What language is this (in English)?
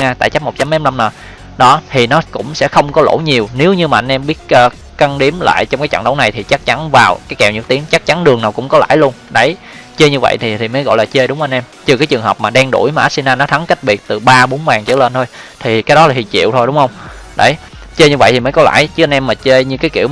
Vietnamese